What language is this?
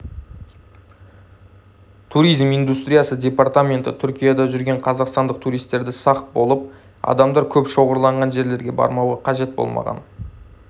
Kazakh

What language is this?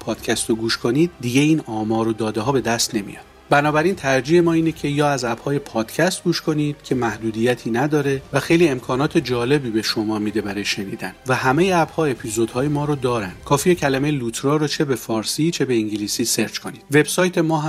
Persian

